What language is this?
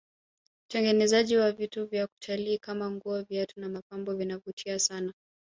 Swahili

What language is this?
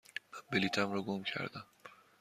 Persian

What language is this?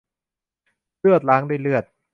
Thai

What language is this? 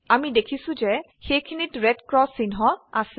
Assamese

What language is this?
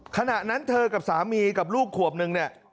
Thai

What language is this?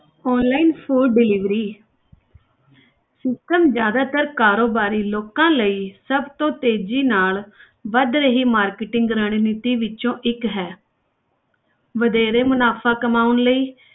Punjabi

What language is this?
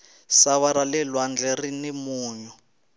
Tsonga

